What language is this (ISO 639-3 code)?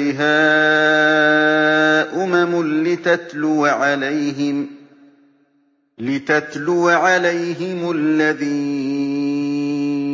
ara